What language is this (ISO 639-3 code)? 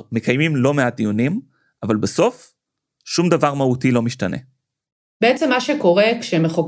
heb